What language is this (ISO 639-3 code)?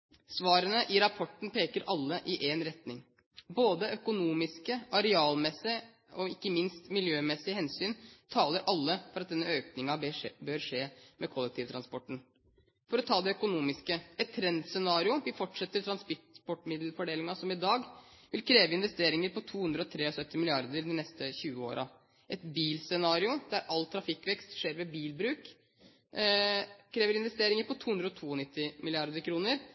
nob